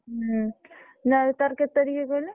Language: Odia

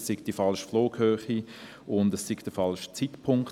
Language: Swiss German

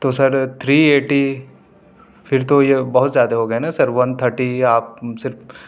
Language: Urdu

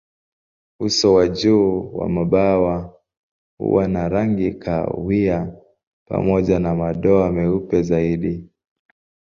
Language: Swahili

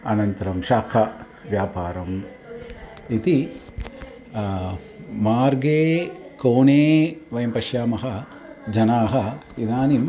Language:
Sanskrit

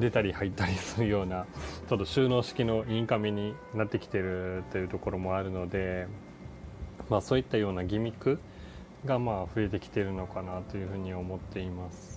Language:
Japanese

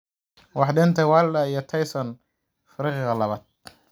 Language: Somali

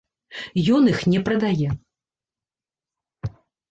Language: Belarusian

